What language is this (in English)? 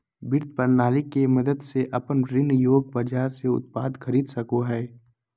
Magahi